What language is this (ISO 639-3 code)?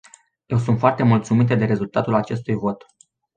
ron